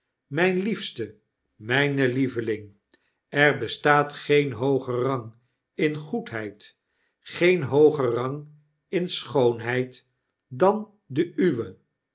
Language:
Dutch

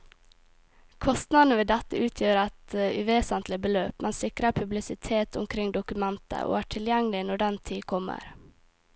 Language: Norwegian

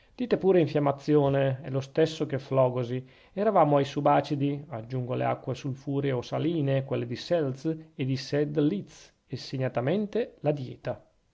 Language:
Italian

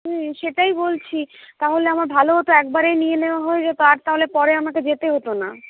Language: Bangla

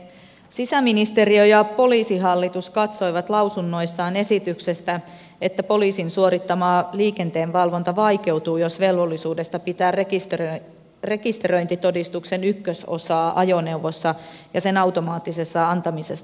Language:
Finnish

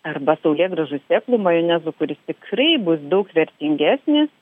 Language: Lithuanian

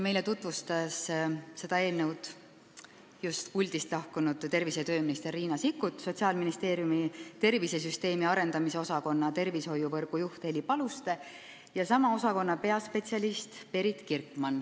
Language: Estonian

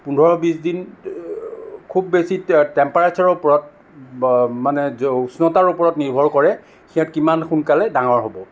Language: Assamese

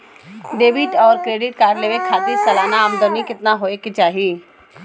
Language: Bhojpuri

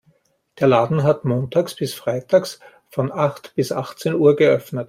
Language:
German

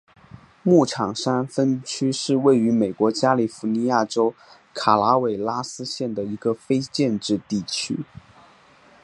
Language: Chinese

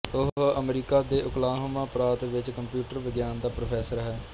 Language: Punjabi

